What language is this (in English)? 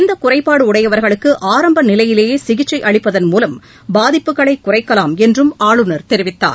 Tamil